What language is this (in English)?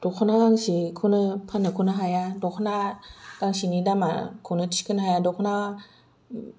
Bodo